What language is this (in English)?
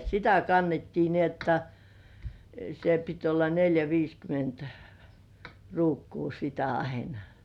Finnish